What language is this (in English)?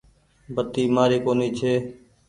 Goaria